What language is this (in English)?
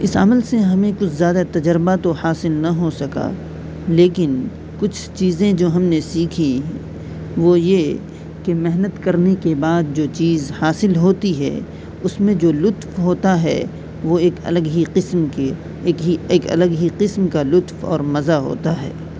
Urdu